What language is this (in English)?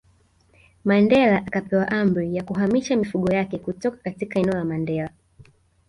Swahili